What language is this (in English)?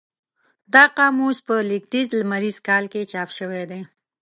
Pashto